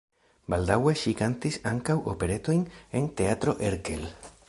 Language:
Esperanto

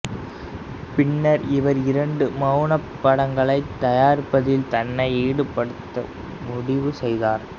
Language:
Tamil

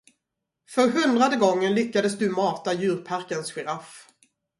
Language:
Swedish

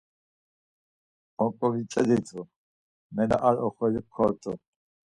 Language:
Laz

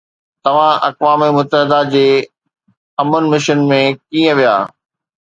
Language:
Sindhi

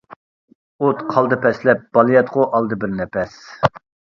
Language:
Uyghur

